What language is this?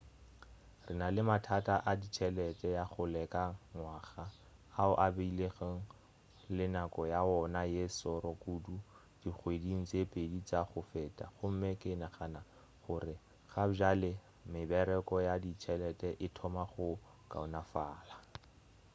Northern Sotho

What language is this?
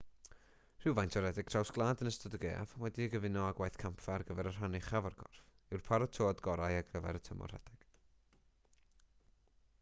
Welsh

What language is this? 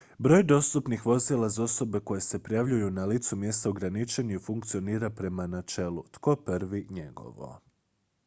Croatian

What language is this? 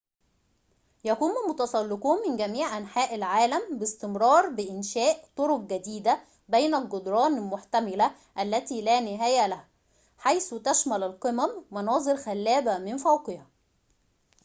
Arabic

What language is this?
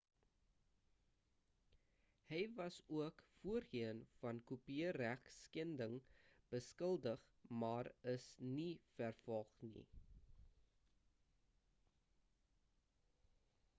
Afrikaans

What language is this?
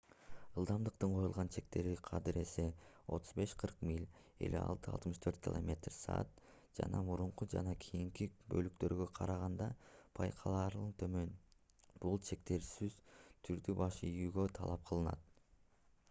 Kyrgyz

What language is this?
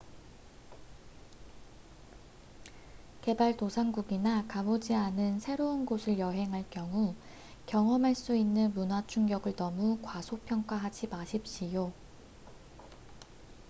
Korean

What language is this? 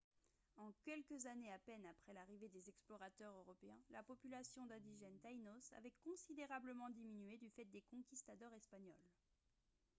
French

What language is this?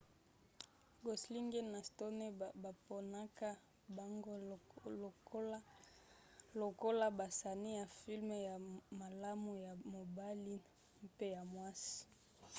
Lingala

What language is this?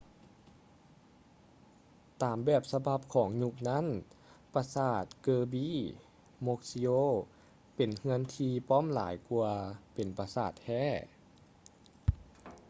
Lao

